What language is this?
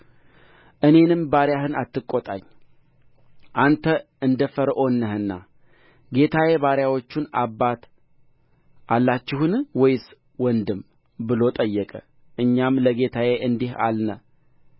Amharic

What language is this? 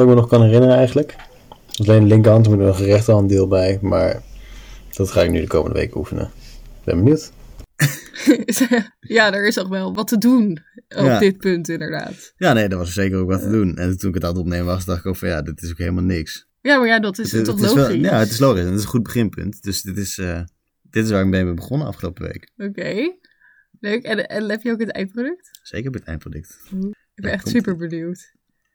Dutch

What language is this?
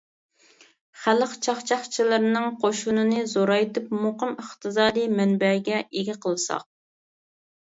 Uyghur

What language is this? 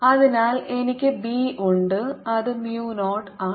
Malayalam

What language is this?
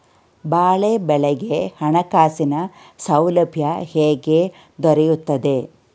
Kannada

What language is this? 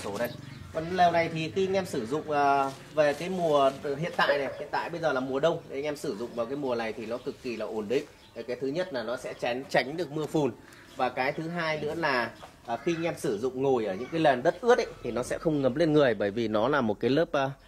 Vietnamese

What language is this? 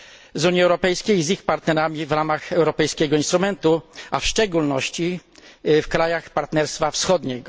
Polish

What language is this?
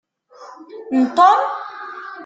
Kabyle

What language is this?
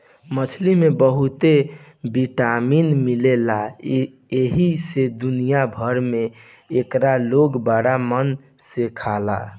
Bhojpuri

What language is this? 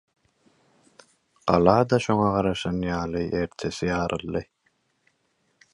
Turkmen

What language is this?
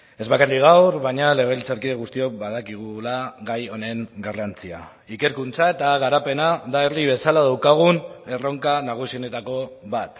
Basque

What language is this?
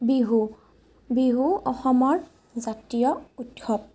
Assamese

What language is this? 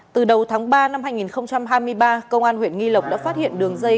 Vietnamese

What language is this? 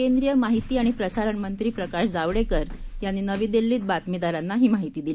Marathi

